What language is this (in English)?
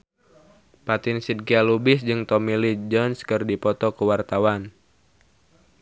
Sundanese